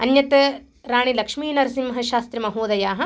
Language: Sanskrit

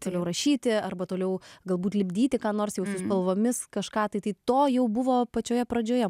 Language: Lithuanian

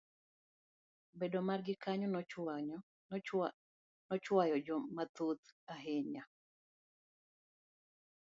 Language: Luo (Kenya and Tanzania)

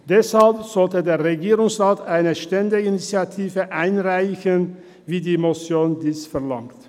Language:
Swiss German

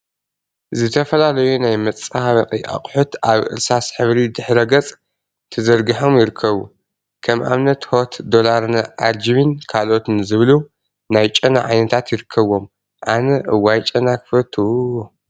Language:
Tigrinya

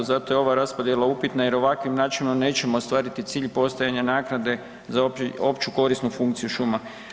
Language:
Croatian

